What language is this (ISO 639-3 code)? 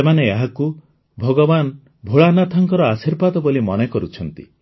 ori